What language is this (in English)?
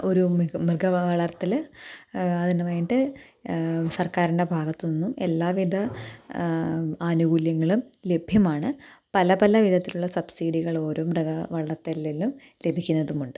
Malayalam